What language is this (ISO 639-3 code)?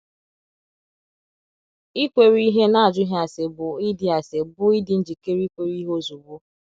ibo